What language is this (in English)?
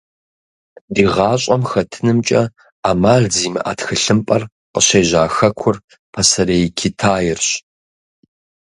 Kabardian